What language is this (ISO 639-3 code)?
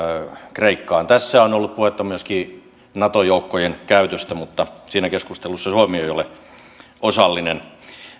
fin